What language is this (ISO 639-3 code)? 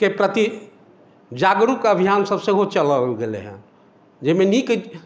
mai